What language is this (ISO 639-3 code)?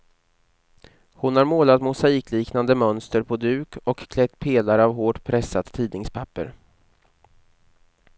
swe